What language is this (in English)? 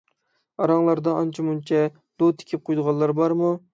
Uyghur